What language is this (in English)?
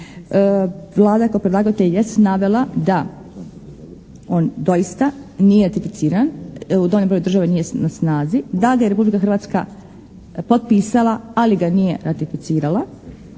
Croatian